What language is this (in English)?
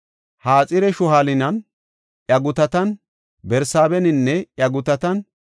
Gofa